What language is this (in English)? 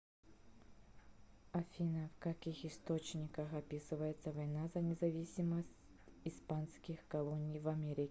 Russian